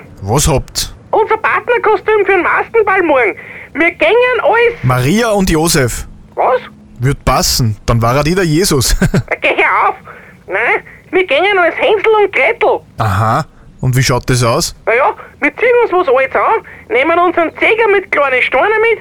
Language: German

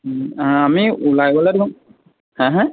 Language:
Assamese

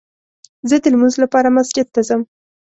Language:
Pashto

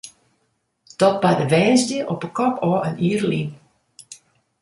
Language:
Western Frisian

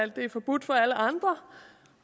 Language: Danish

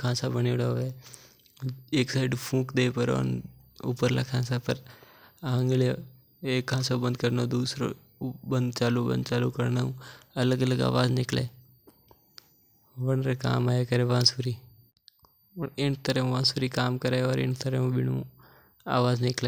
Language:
Mewari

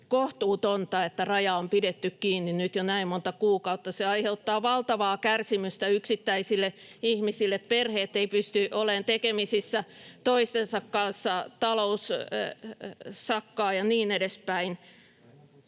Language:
Finnish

